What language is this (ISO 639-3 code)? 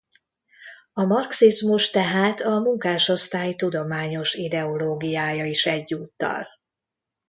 hun